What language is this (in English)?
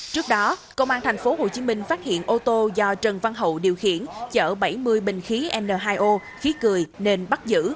Vietnamese